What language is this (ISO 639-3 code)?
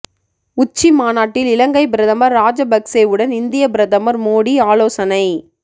tam